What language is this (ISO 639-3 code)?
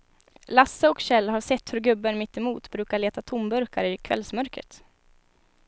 swe